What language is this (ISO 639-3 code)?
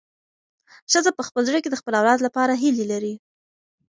pus